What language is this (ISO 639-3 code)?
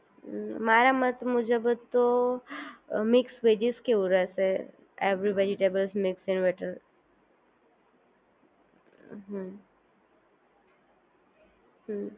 guj